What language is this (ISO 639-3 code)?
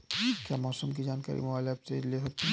hin